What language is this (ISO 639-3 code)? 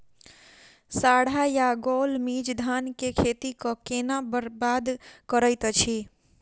mai